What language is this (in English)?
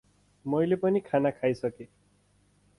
Nepali